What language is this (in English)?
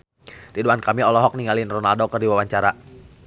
Sundanese